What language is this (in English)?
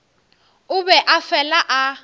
Northern Sotho